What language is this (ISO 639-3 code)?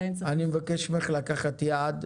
heb